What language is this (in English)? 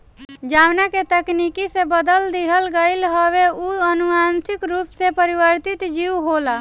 Bhojpuri